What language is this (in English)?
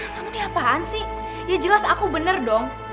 Indonesian